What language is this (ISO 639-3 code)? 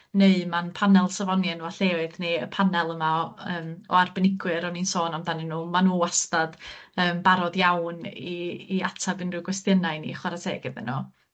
cym